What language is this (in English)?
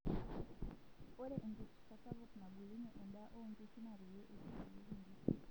Masai